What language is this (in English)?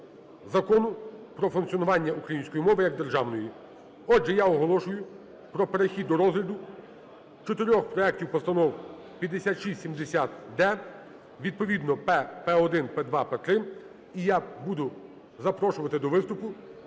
Ukrainian